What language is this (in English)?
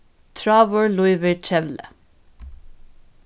Faroese